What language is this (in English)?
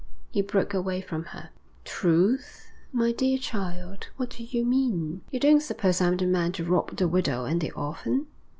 English